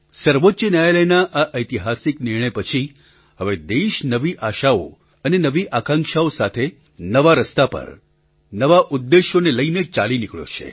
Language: Gujarati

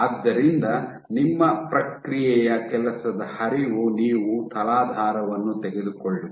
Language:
Kannada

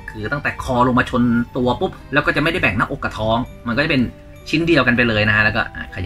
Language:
Thai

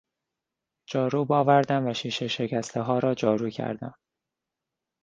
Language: Persian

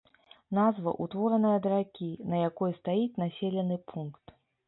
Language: Belarusian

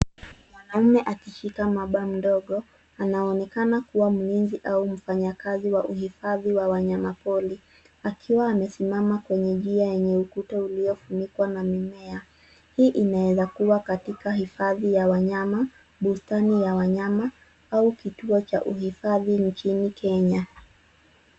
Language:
Swahili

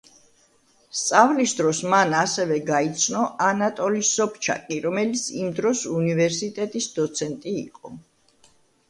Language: Georgian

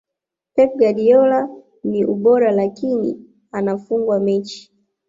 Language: Swahili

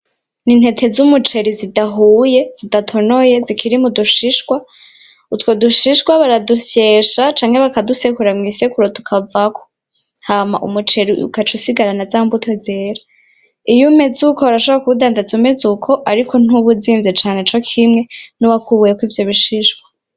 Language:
Rundi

